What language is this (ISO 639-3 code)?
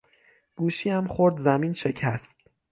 fas